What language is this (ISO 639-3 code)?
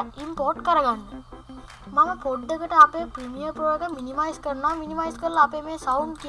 jpn